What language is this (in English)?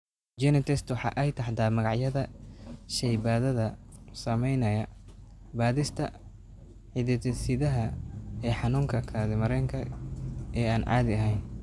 Somali